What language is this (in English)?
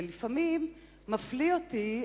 Hebrew